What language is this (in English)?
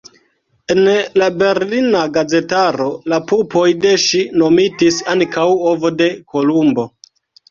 Esperanto